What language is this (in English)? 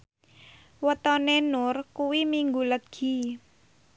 Javanese